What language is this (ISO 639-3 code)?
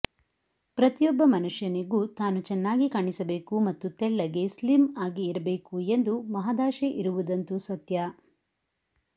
kan